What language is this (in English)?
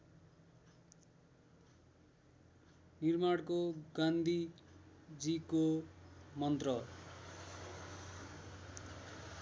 Nepali